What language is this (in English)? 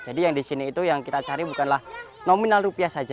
Indonesian